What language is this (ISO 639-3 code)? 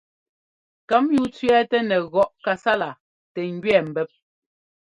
jgo